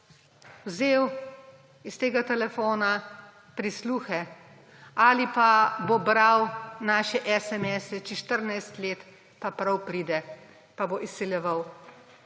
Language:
Slovenian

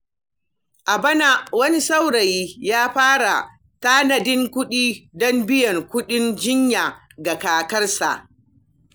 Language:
Hausa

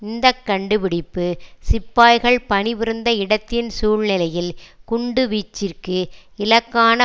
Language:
Tamil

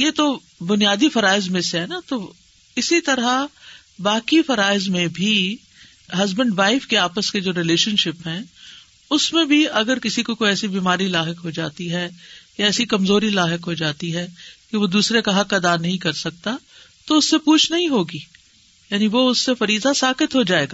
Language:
Urdu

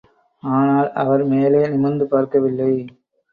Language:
Tamil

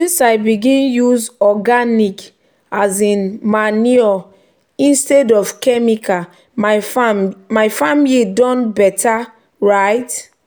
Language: Nigerian Pidgin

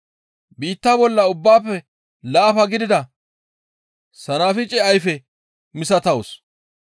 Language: Gamo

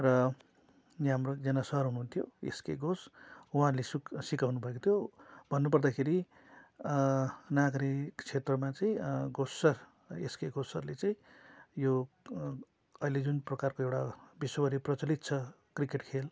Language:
Nepali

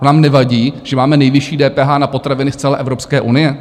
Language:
Czech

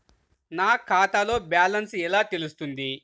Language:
Telugu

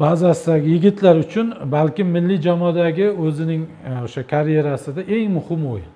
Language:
Turkish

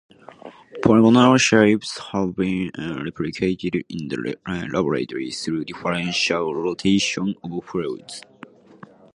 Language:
English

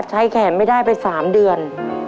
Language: Thai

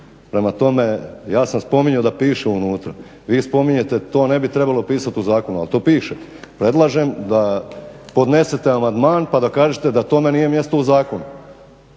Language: Croatian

